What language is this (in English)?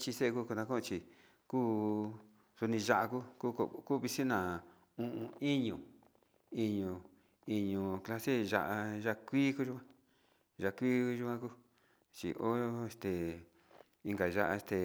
Sinicahua Mixtec